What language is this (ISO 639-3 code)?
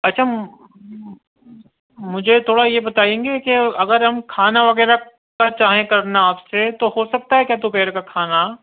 urd